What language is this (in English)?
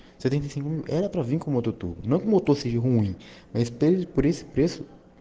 Russian